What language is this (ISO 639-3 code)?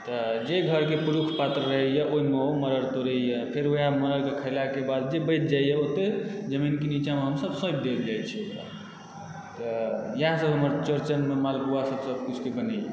mai